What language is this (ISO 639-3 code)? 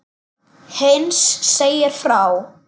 isl